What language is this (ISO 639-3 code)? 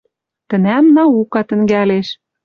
mrj